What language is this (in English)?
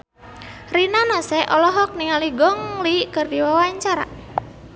Sundanese